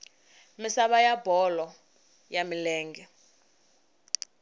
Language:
Tsonga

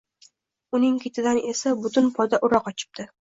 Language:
Uzbek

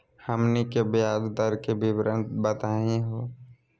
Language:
Magahi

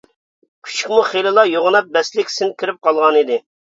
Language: Uyghur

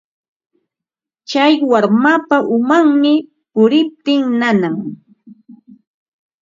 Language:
Ambo-Pasco Quechua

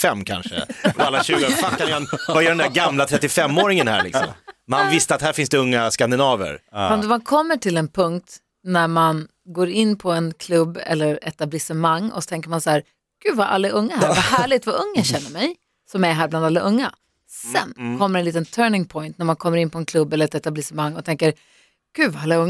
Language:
Swedish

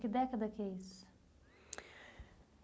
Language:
Portuguese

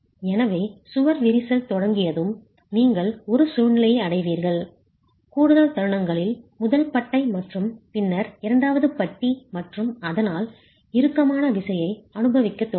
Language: Tamil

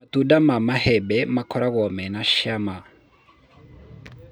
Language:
Kikuyu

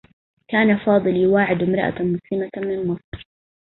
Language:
Arabic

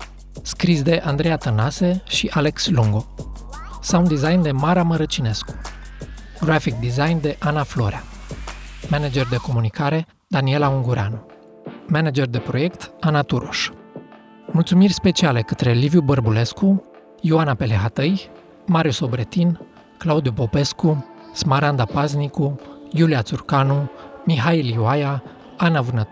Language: Romanian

